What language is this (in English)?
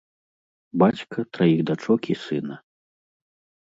Belarusian